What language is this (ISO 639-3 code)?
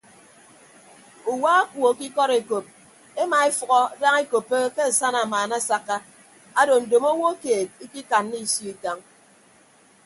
ibb